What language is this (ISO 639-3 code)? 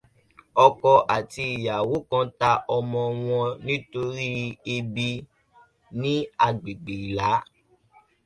yor